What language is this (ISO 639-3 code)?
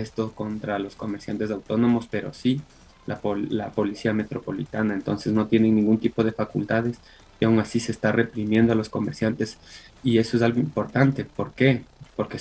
spa